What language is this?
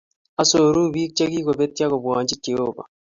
Kalenjin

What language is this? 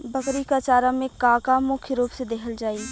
Bhojpuri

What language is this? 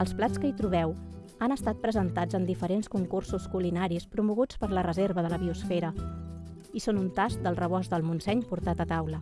Catalan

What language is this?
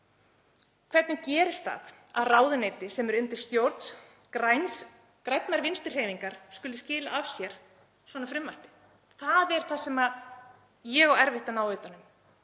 Icelandic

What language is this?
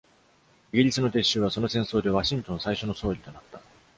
Japanese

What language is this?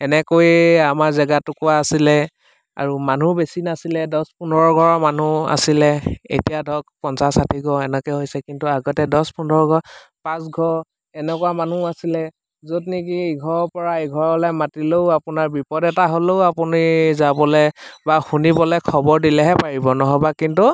Assamese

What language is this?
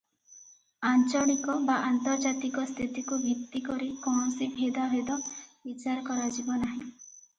Odia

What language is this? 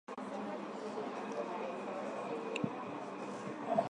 Swahili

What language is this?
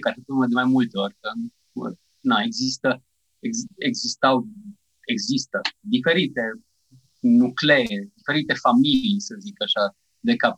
Romanian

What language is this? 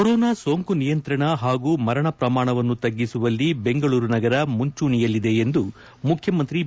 Kannada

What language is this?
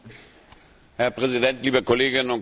German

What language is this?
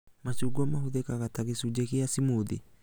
Kikuyu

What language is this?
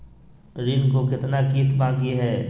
Magahi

